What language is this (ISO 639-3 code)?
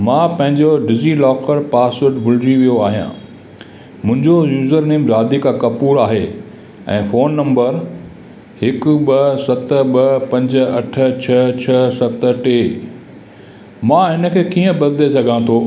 snd